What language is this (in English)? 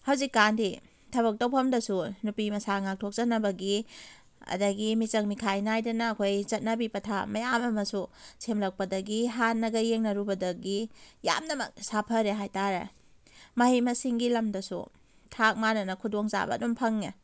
Manipuri